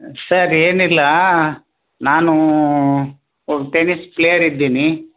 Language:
Kannada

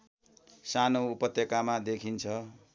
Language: Nepali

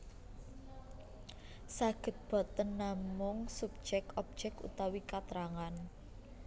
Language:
Javanese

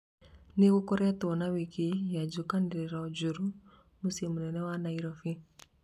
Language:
Kikuyu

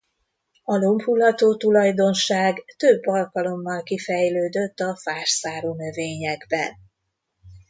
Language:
Hungarian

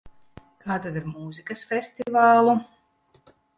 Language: Latvian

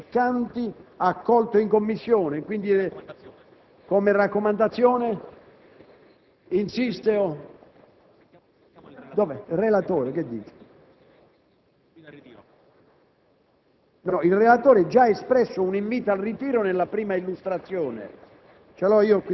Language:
Italian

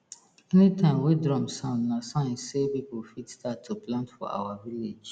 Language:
Nigerian Pidgin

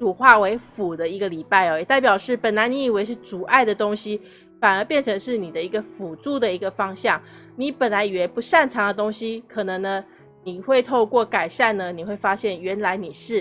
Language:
Chinese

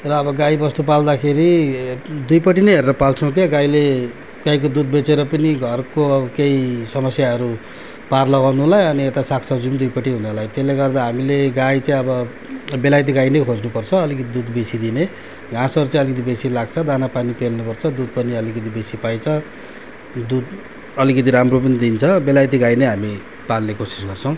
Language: Nepali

